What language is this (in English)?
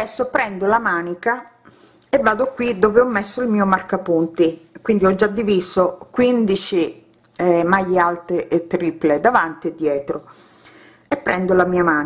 Italian